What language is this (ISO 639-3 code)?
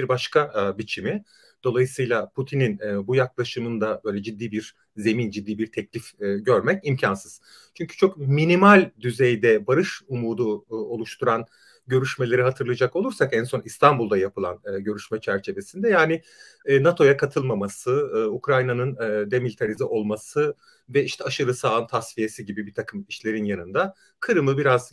tur